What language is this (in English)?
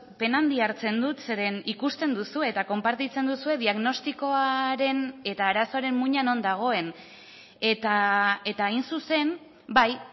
Basque